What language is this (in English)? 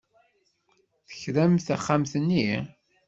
Kabyle